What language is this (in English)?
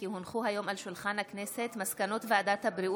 Hebrew